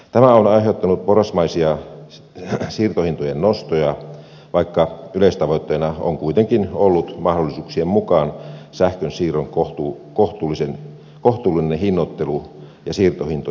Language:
Finnish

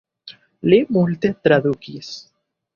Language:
Esperanto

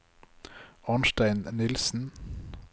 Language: Norwegian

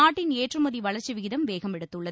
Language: Tamil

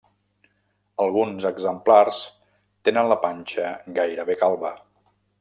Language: Catalan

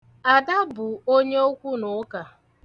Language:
Igbo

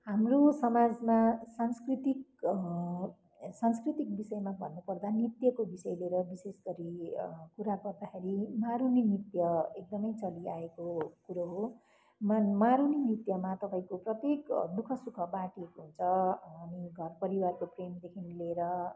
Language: Nepali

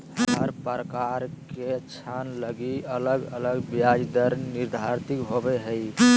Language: Magahi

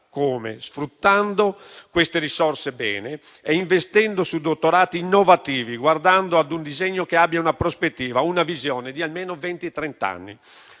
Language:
Italian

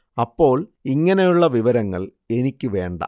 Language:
Malayalam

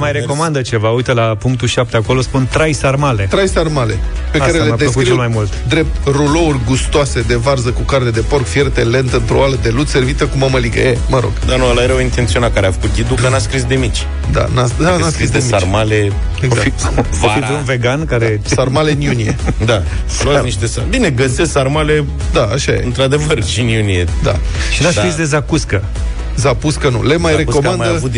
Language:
Romanian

